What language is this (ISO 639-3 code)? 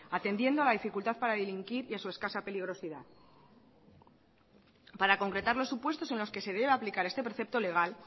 spa